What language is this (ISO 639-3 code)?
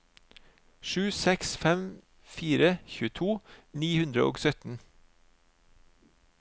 nor